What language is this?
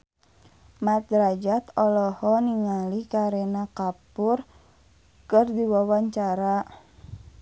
Sundanese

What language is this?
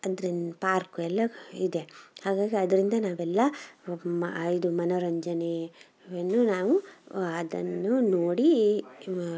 Kannada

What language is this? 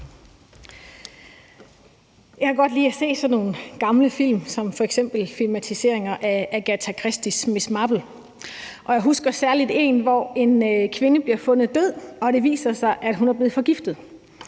Danish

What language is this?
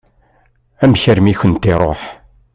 Kabyle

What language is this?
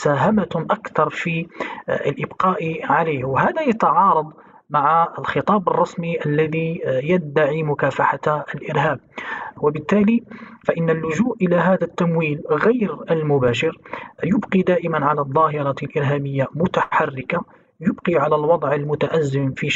Arabic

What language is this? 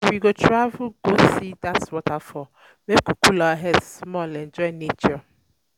Nigerian Pidgin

